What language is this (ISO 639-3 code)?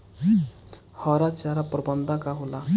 bho